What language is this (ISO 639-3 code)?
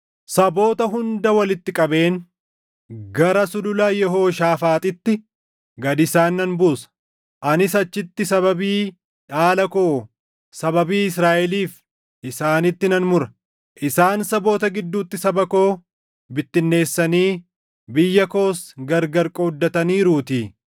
orm